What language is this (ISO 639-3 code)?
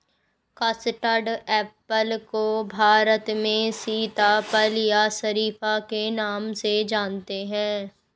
hin